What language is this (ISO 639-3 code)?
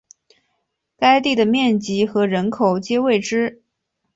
zho